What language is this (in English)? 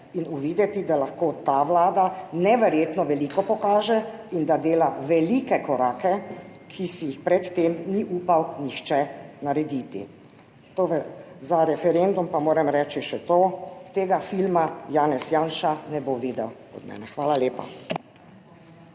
Slovenian